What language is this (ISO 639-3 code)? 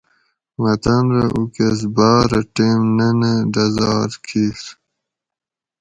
gwc